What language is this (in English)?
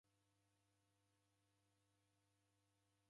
Taita